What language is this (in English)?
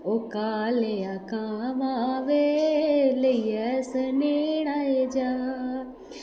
Dogri